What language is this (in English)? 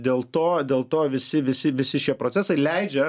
Lithuanian